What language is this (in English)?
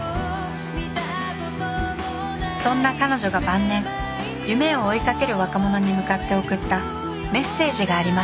Japanese